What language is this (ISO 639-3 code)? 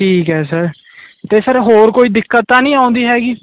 pan